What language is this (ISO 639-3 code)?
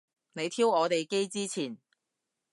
yue